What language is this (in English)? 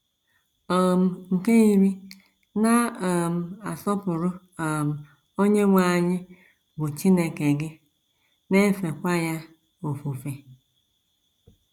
Igbo